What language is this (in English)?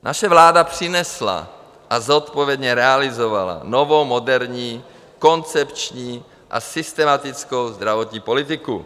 Czech